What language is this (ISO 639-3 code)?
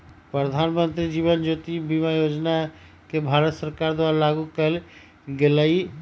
mag